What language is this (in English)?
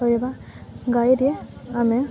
Odia